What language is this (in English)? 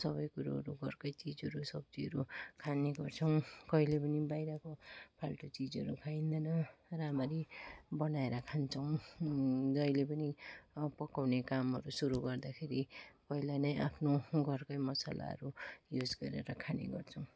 Nepali